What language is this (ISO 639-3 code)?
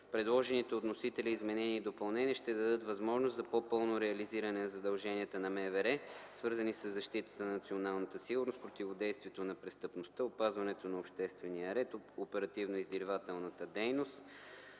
bul